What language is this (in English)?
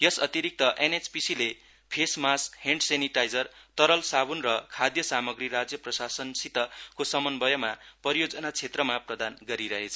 Nepali